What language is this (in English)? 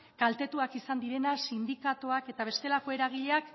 Basque